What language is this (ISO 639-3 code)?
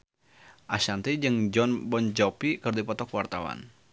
sun